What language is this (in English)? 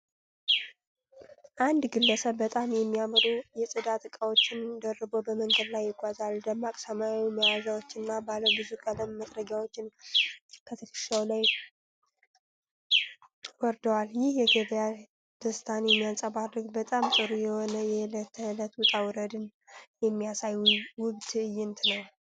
Amharic